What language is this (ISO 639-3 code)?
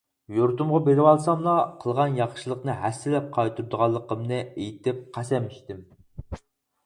uig